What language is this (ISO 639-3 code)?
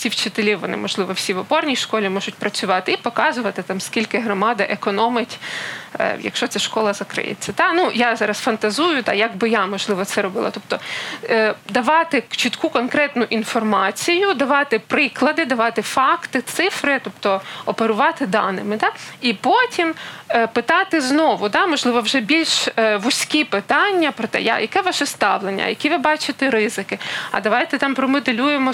ukr